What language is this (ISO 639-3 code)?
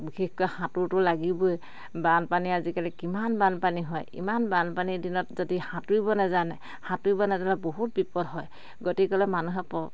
asm